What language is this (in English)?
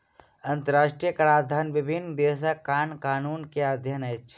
Maithili